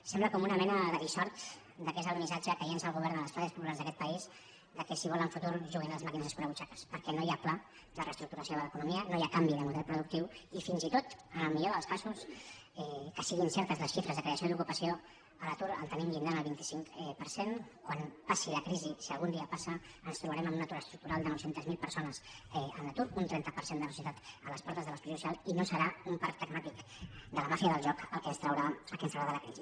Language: Catalan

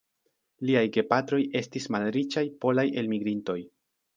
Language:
Esperanto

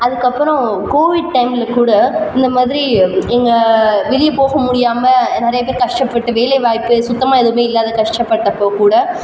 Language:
Tamil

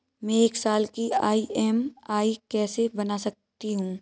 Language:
Hindi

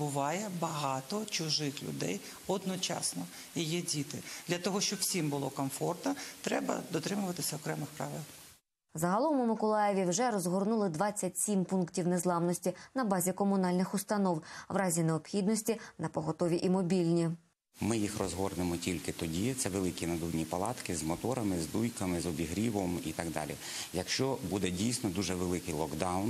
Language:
Ukrainian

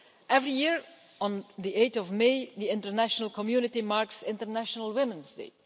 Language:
English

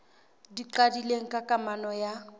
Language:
Southern Sotho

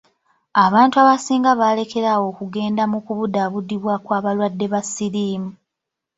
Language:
Ganda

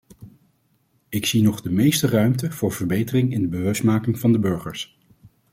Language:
Dutch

